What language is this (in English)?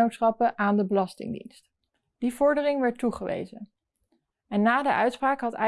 Dutch